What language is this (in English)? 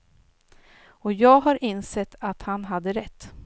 Swedish